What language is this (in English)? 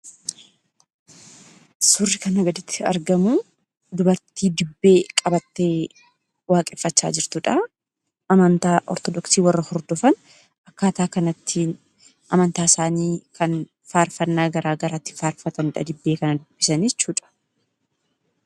Oromo